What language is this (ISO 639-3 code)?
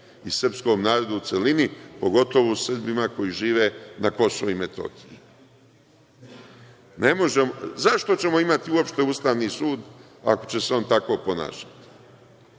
srp